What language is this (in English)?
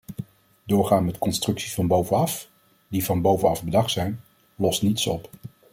Dutch